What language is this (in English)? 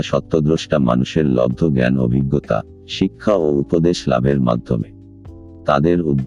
Bangla